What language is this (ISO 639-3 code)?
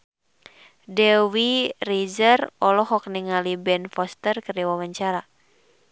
sun